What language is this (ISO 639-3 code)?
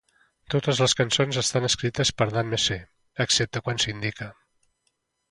cat